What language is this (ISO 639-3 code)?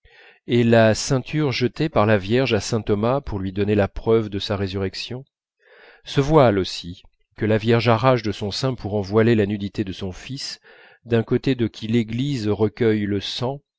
fra